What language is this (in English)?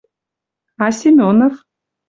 Western Mari